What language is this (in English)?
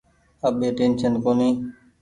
Goaria